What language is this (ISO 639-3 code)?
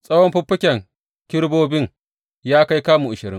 hau